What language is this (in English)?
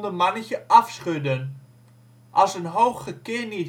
Dutch